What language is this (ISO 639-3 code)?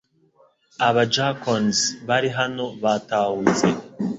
kin